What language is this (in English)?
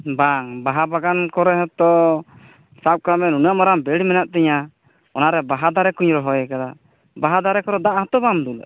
Santali